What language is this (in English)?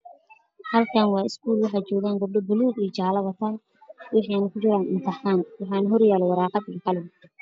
Somali